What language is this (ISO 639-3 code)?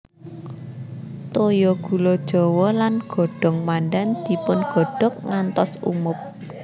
jav